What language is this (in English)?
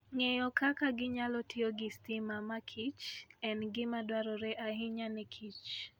Luo (Kenya and Tanzania)